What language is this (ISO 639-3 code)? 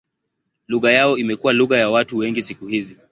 swa